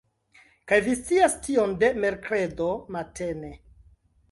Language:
Esperanto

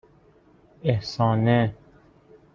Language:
Persian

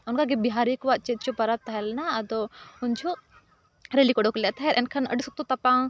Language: Santali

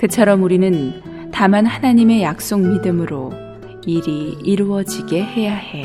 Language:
Korean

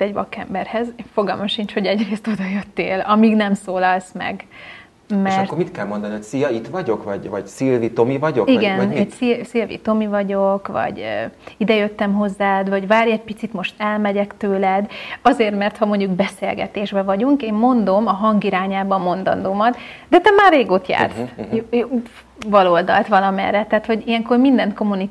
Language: Hungarian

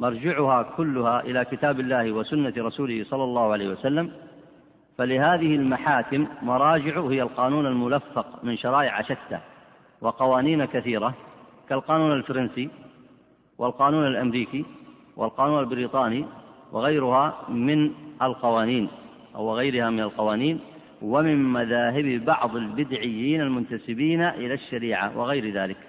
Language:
Arabic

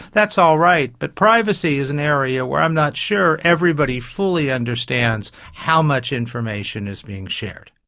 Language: English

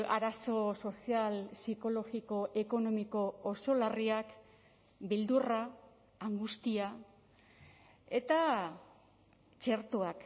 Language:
Basque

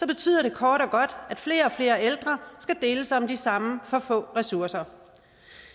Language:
Danish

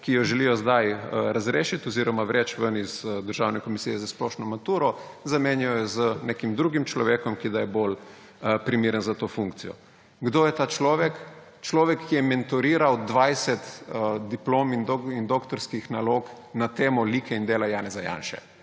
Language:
Slovenian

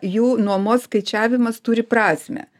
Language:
Lithuanian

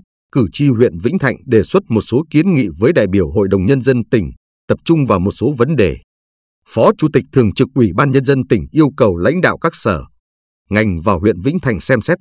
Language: Vietnamese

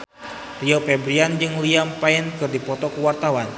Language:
Sundanese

